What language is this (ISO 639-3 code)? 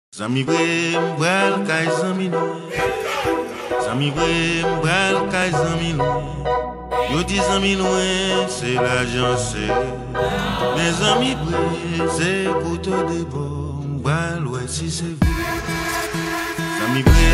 ron